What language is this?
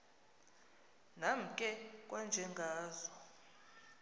Xhosa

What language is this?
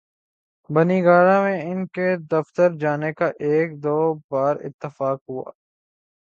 Urdu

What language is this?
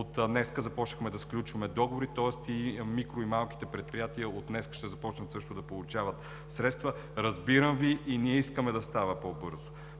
Bulgarian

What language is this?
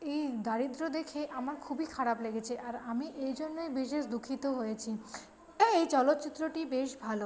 Bangla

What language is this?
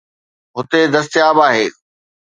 Sindhi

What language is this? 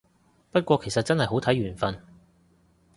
Cantonese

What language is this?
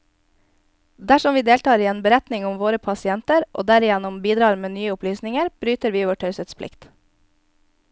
Norwegian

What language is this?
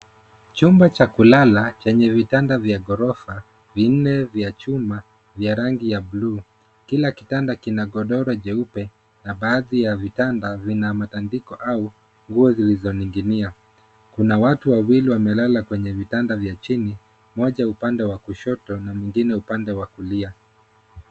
Swahili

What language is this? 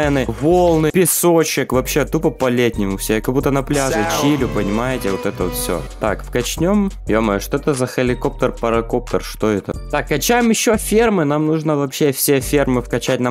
Russian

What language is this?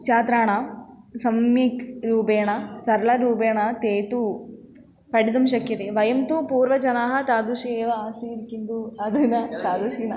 Sanskrit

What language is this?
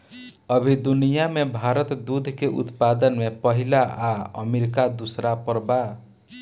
Bhojpuri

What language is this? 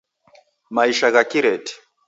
Taita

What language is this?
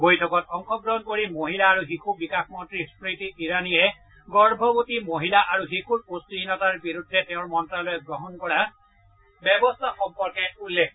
Assamese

